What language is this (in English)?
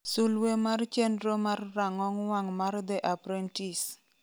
Luo (Kenya and Tanzania)